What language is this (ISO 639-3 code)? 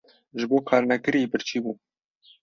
kur